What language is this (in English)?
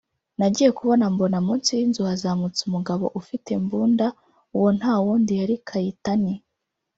Kinyarwanda